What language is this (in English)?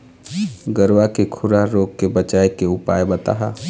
Chhattisgarhi